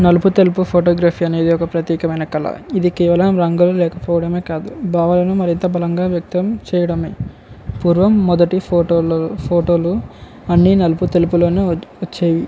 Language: Telugu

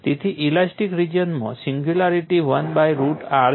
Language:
Gujarati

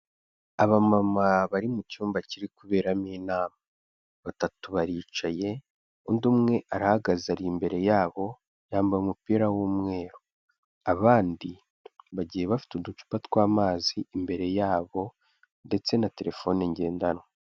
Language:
Kinyarwanda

